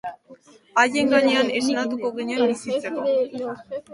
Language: Basque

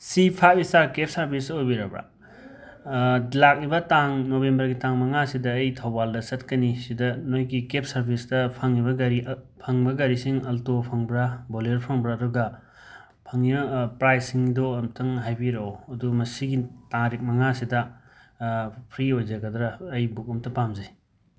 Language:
Manipuri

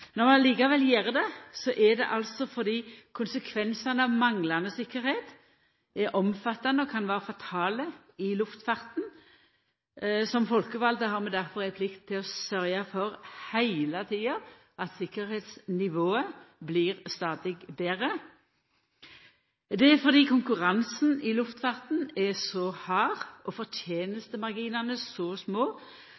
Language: Norwegian Nynorsk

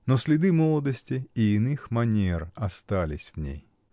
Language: Russian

